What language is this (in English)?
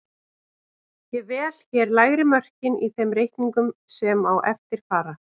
Icelandic